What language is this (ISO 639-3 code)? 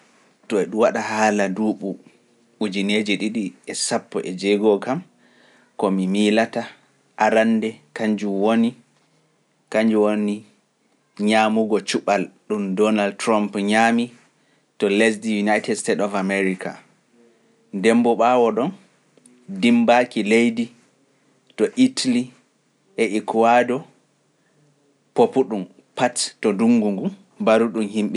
fuf